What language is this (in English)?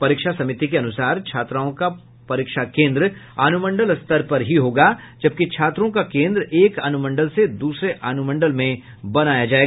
Hindi